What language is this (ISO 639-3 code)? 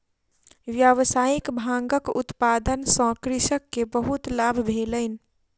mai